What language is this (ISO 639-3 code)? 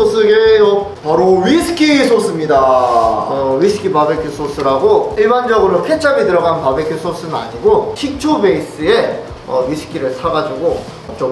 kor